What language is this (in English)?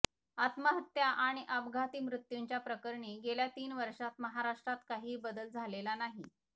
Marathi